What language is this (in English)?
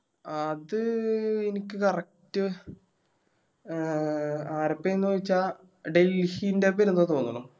Malayalam